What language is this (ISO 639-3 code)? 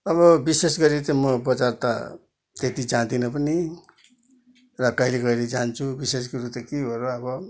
nep